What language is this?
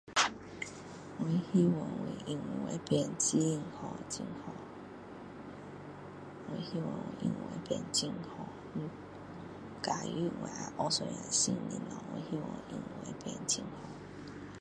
Min Dong Chinese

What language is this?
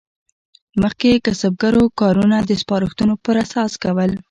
Pashto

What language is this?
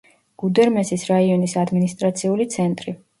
Georgian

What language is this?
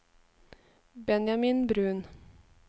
Norwegian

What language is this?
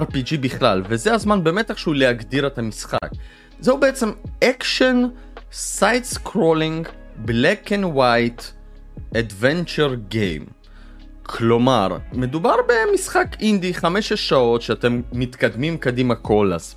Hebrew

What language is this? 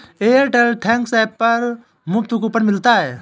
Hindi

